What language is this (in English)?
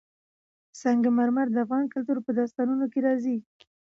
Pashto